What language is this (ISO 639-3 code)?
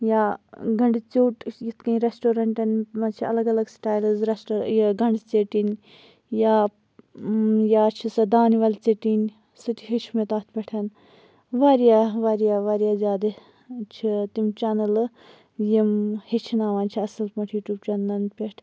kas